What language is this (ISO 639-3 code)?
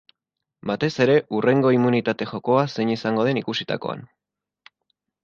eus